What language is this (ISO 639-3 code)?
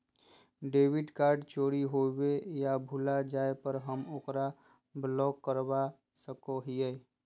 mag